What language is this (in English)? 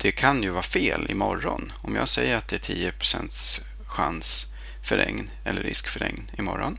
Swedish